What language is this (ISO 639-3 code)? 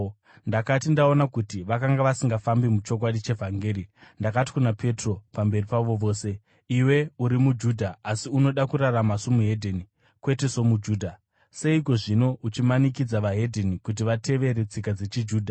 sna